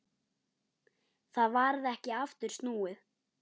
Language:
Icelandic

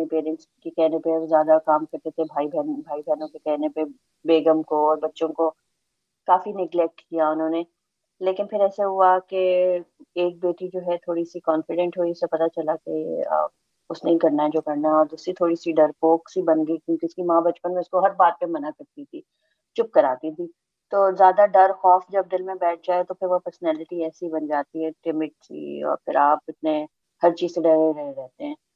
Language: Urdu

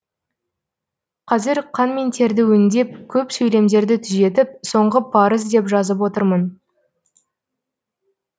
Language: Kazakh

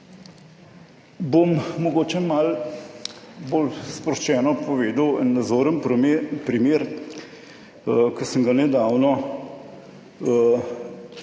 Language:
Slovenian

